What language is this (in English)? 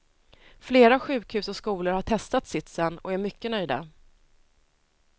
Swedish